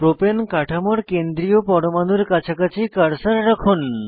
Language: Bangla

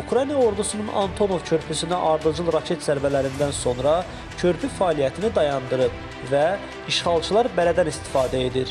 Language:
Turkish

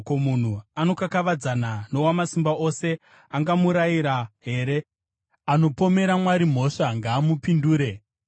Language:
Shona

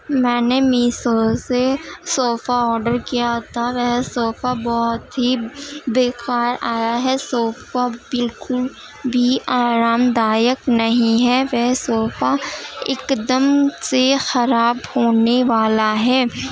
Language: Urdu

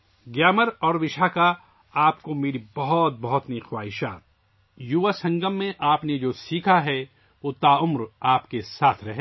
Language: Urdu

